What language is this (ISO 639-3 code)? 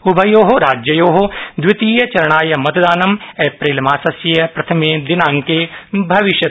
san